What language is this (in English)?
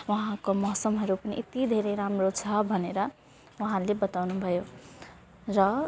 Nepali